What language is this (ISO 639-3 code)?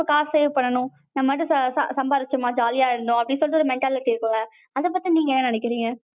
tam